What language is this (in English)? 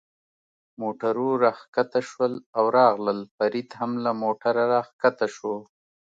Pashto